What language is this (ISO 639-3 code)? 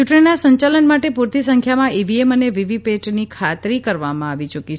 guj